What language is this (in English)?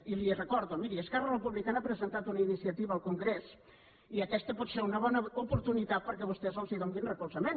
Catalan